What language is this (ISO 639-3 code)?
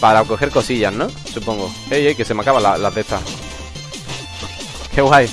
spa